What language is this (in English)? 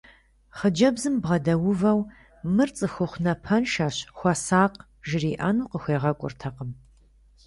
Kabardian